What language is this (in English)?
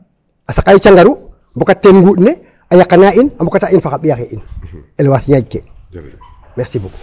Serer